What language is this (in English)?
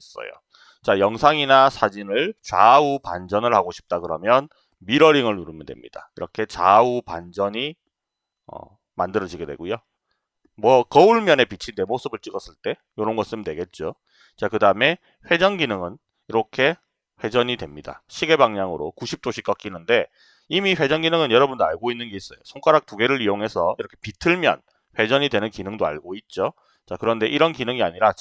Korean